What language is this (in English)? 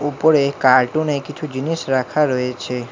Bangla